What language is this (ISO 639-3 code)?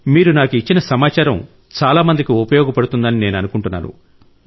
tel